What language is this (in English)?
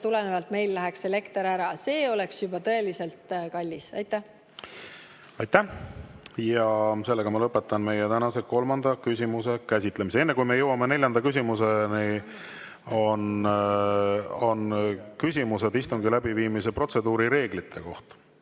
Estonian